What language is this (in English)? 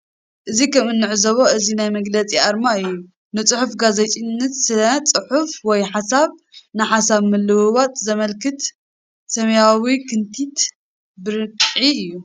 Tigrinya